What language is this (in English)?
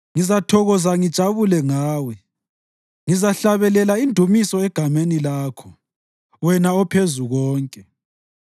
North Ndebele